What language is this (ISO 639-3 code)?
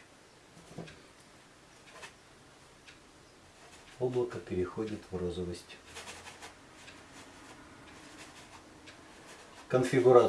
rus